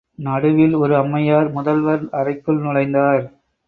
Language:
Tamil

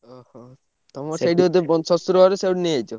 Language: Odia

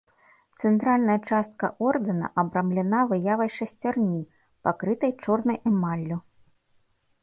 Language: Belarusian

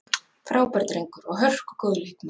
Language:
Icelandic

